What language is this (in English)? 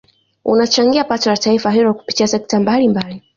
Swahili